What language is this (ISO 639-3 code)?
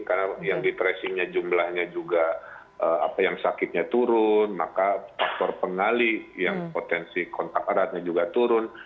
ind